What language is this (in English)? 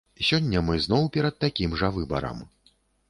Belarusian